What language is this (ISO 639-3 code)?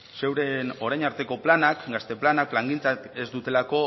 eus